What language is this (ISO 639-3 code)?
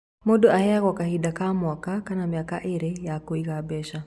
kik